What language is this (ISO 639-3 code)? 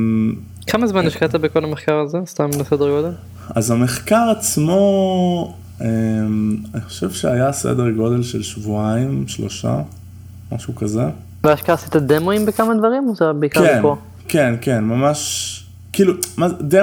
heb